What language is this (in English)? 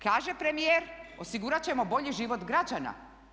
Croatian